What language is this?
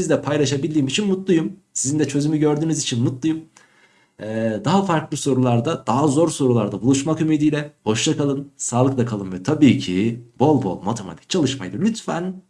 Turkish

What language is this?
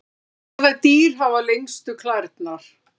Icelandic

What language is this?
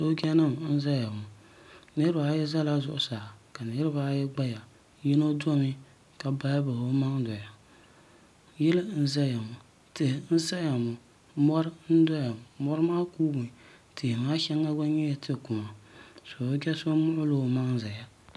Dagbani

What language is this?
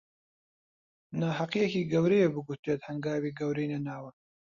Central Kurdish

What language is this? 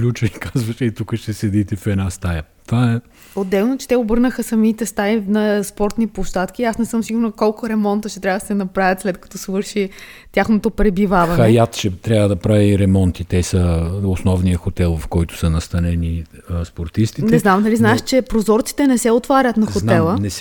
Bulgarian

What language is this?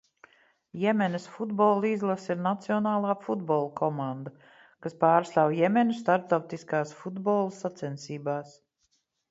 Latvian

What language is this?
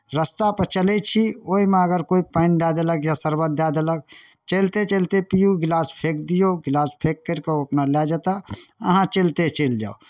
Maithili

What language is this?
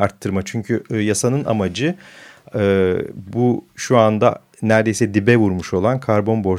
Turkish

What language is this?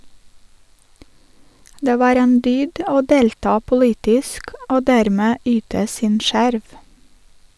Norwegian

